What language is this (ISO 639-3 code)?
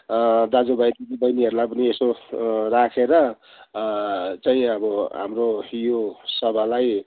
nep